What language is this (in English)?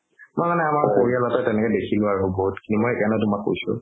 Assamese